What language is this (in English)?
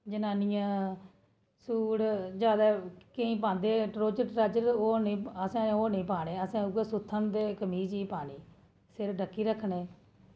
Dogri